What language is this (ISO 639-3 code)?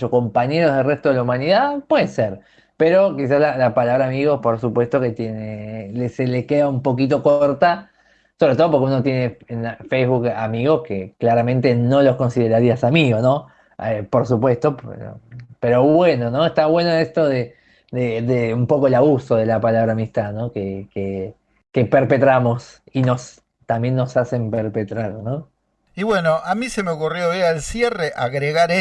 spa